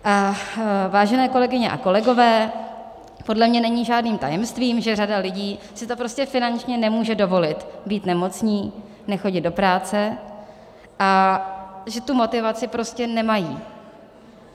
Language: Czech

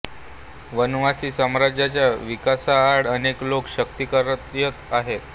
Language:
Marathi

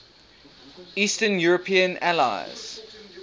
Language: English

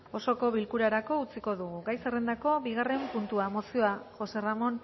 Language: Basque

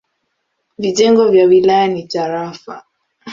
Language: Swahili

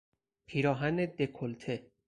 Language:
Persian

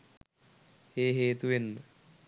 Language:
Sinhala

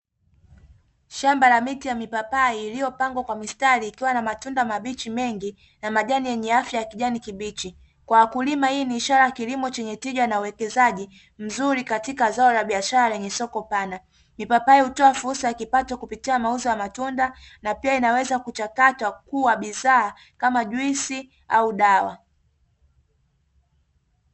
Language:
Swahili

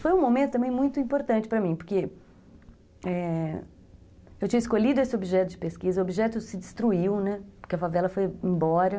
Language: Portuguese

